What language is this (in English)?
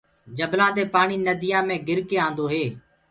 Gurgula